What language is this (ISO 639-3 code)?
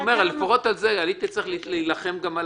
heb